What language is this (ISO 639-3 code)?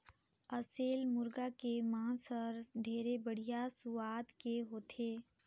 hne